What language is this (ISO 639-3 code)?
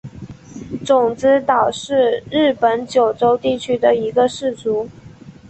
zho